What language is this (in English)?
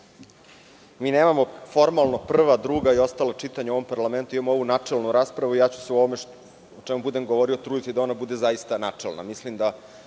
Serbian